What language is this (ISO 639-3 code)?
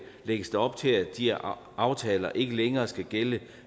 dan